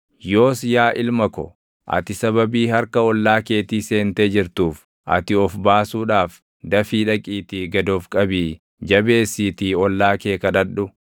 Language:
Oromo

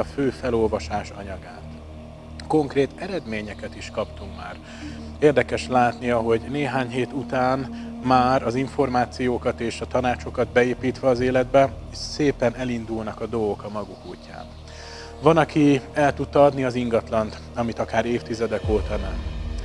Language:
Hungarian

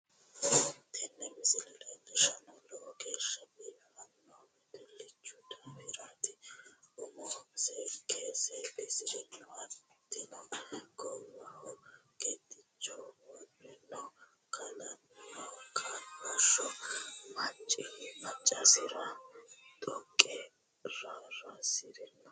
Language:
Sidamo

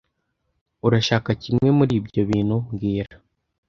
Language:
Kinyarwanda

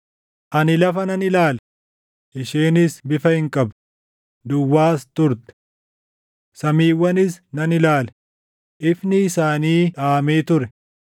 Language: Oromo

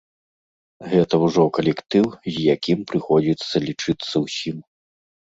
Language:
Belarusian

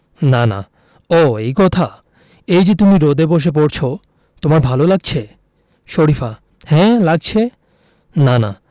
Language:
Bangla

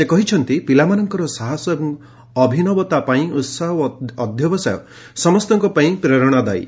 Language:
Odia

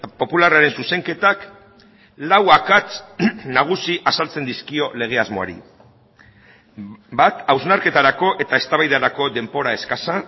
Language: Basque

